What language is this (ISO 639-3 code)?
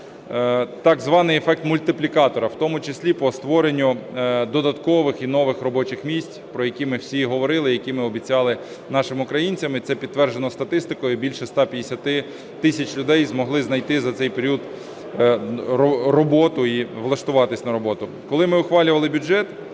ukr